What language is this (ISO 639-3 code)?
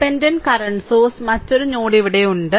mal